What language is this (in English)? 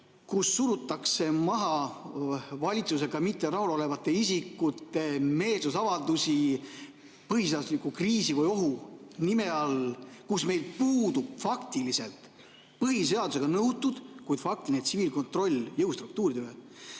Estonian